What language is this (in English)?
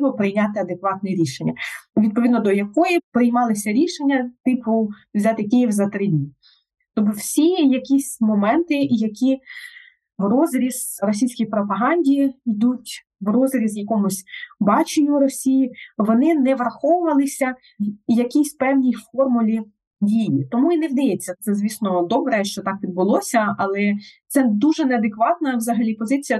Ukrainian